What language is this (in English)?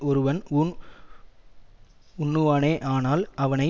Tamil